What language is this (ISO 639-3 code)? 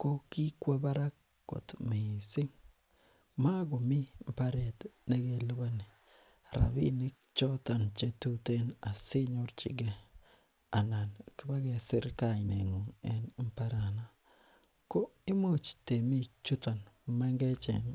kln